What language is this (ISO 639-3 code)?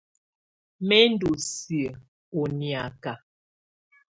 tvu